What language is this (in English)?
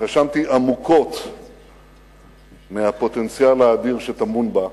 Hebrew